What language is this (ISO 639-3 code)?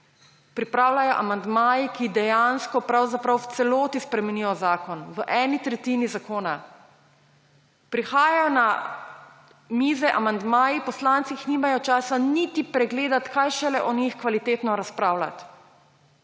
slv